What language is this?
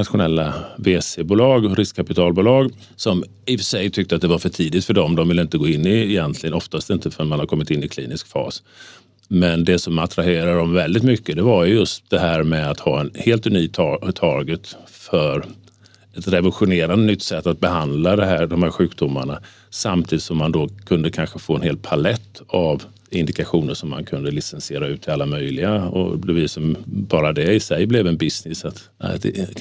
Swedish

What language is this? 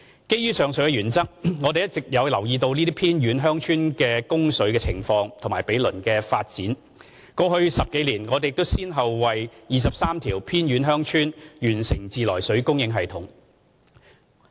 Cantonese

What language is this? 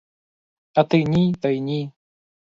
Ukrainian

